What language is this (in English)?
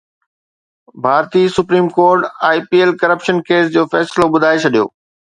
Sindhi